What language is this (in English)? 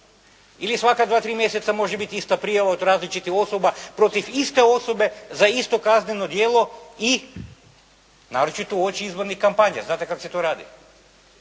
Croatian